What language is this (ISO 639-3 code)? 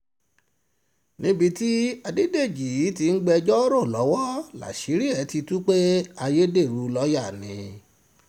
yor